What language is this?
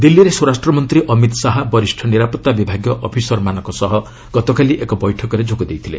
Odia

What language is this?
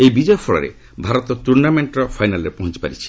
Odia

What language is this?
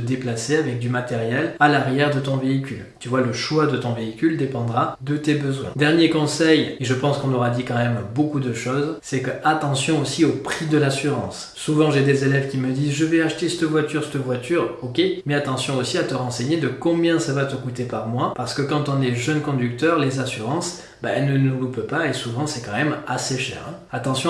French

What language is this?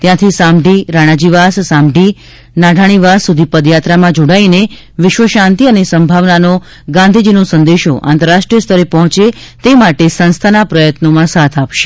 Gujarati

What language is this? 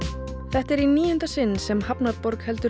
Icelandic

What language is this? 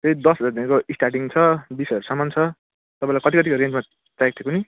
Nepali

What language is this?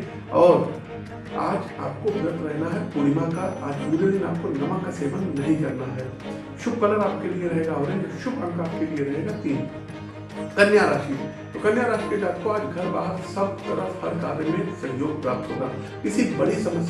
Hindi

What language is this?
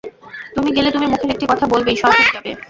Bangla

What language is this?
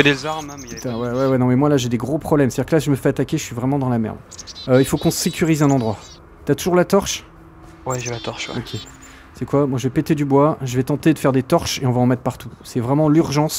French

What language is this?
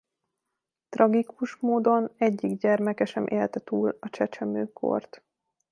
Hungarian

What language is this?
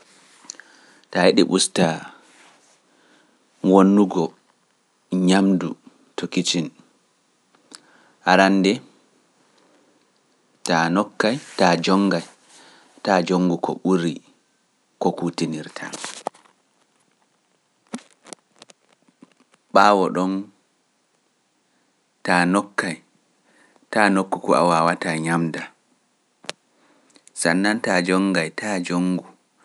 Pular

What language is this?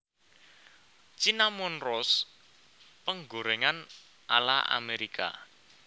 Javanese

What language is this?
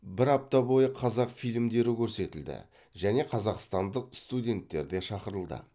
Kazakh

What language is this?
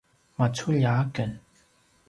Paiwan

